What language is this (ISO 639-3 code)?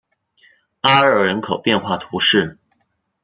zho